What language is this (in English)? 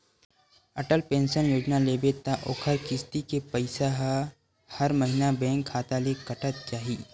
Chhattisgarhi